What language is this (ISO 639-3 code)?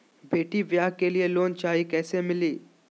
mag